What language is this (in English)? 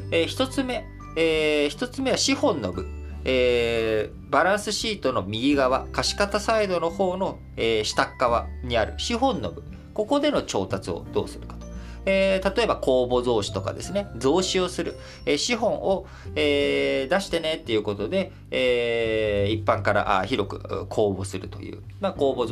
Japanese